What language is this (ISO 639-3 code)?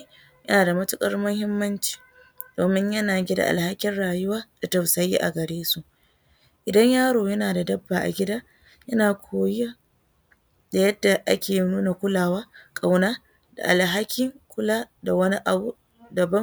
hau